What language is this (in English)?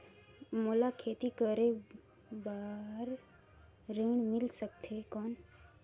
Chhattisgarhi